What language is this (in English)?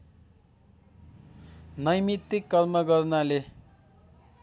Nepali